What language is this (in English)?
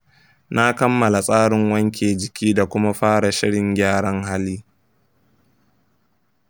Hausa